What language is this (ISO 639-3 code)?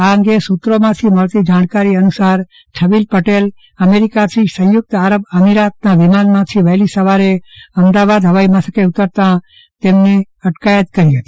guj